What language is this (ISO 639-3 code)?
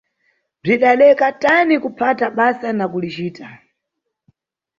nyu